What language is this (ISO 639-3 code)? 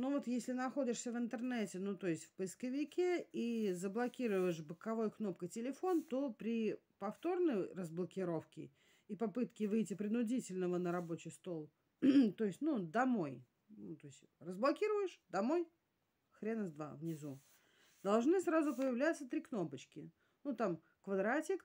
rus